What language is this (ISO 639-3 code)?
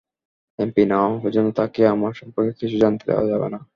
ben